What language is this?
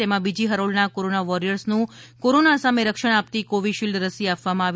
Gujarati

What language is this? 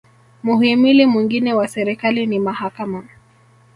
Swahili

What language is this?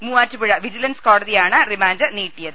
Malayalam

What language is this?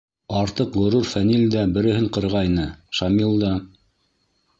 Bashkir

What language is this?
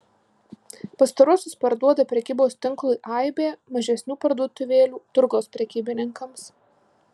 Lithuanian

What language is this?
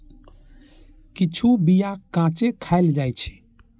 Maithili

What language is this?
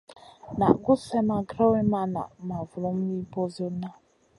Masana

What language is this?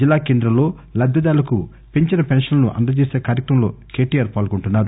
Telugu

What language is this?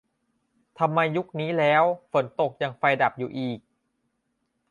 Thai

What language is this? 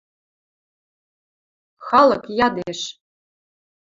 Western Mari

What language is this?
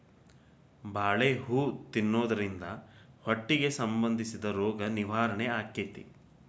Kannada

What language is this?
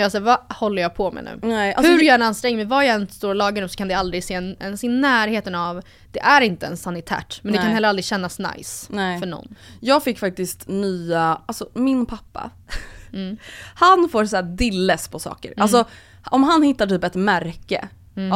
Swedish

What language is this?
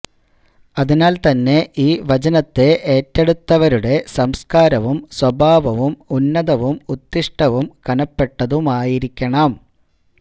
Malayalam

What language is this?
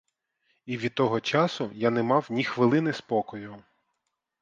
Ukrainian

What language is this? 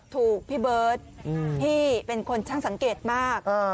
Thai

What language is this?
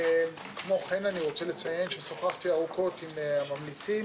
Hebrew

